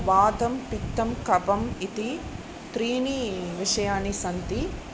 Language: Sanskrit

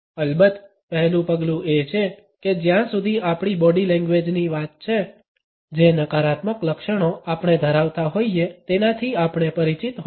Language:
Gujarati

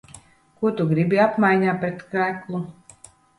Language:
Latvian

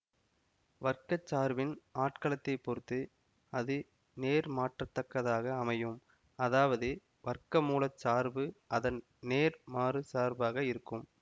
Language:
Tamil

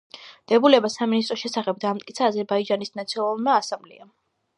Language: Georgian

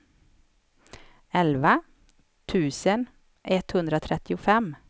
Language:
Swedish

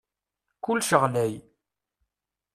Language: Kabyle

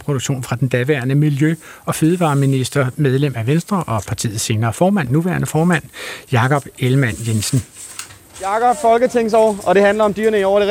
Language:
Danish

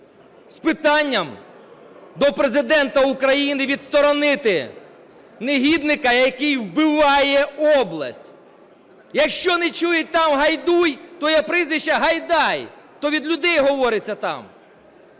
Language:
Ukrainian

